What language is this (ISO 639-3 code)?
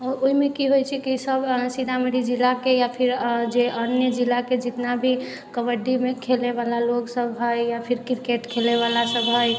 mai